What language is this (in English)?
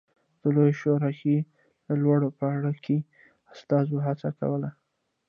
Pashto